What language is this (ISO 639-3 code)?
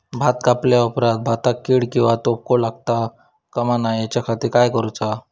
mar